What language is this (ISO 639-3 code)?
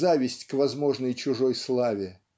rus